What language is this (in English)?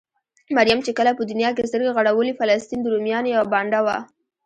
Pashto